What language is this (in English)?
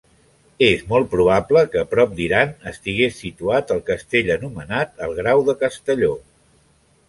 Catalan